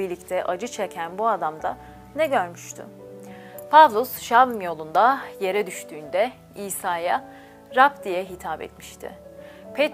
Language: Turkish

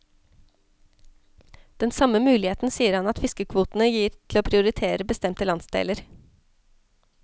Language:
Norwegian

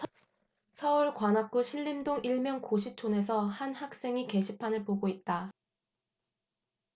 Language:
Korean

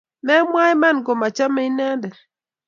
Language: Kalenjin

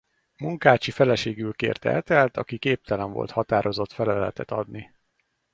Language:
Hungarian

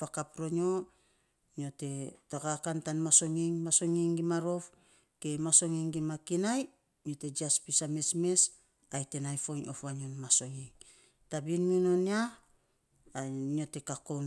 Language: Saposa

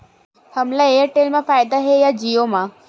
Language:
Chhattisgarhi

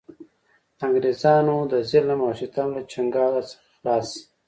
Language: Pashto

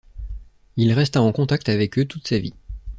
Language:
French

